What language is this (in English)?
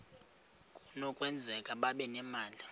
Xhosa